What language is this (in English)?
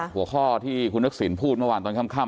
Thai